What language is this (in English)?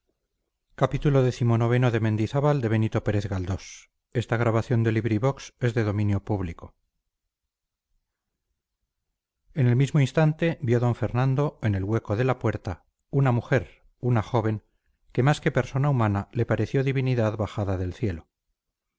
Spanish